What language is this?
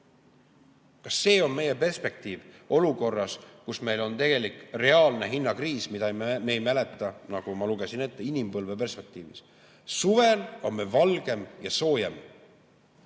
Estonian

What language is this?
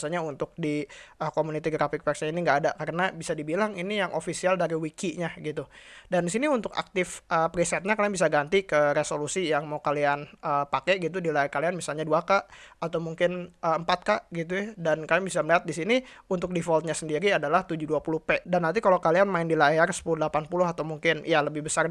Indonesian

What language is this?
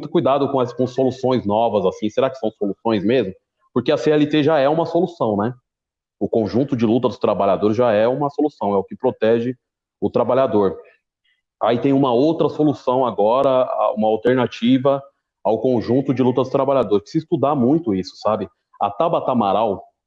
Portuguese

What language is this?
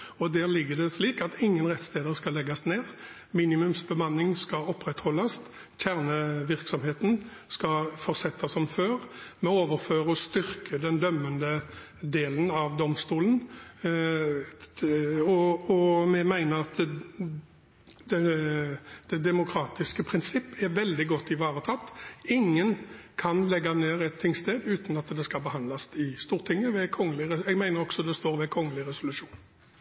Norwegian Bokmål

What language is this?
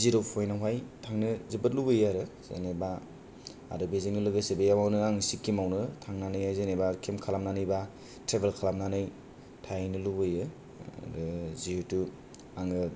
Bodo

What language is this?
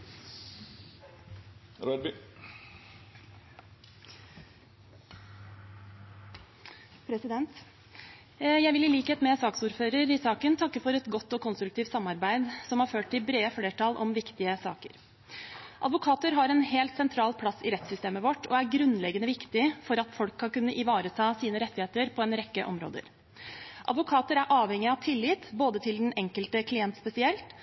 Norwegian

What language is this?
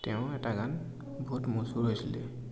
Assamese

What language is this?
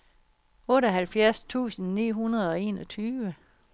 Danish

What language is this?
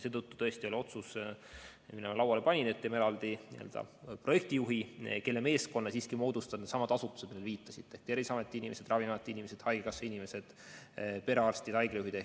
Estonian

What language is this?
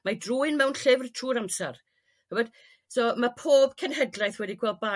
Welsh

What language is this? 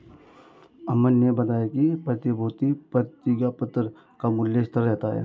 Hindi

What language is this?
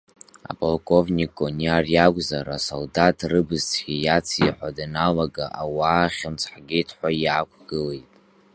Abkhazian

